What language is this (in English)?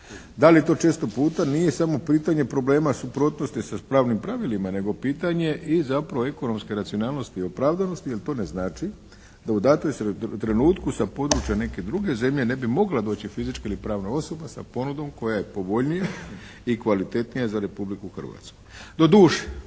Croatian